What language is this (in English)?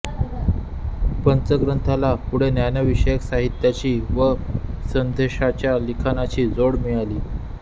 Marathi